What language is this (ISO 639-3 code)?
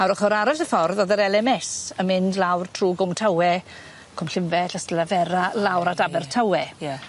cym